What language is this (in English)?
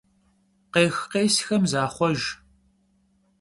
Kabardian